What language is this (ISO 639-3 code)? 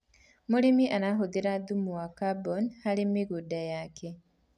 kik